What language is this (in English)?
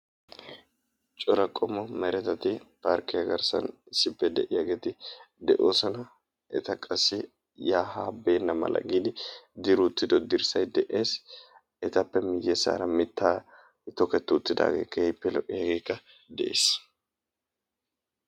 Wolaytta